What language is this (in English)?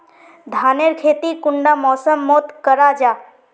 Magahi